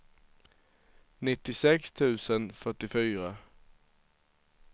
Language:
Swedish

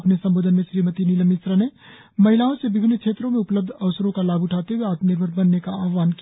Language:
Hindi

